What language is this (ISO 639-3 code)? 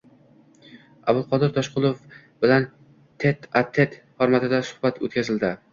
uzb